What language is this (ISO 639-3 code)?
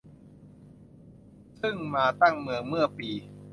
tha